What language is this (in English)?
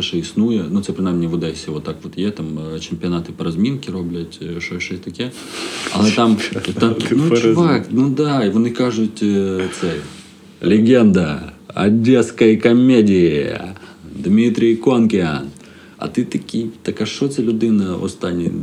Ukrainian